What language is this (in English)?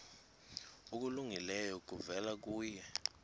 Xhosa